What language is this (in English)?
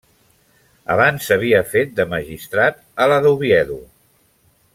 Catalan